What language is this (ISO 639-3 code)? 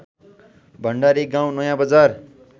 nep